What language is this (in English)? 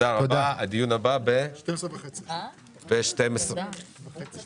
Hebrew